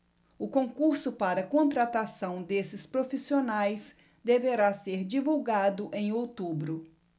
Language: Portuguese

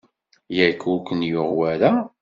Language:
Kabyle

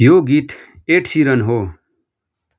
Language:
Nepali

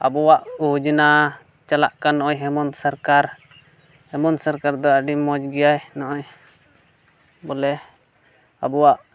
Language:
Santali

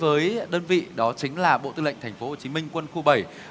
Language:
Vietnamese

